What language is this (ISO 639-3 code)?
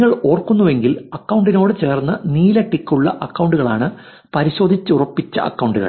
mal